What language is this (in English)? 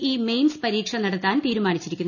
Malayalam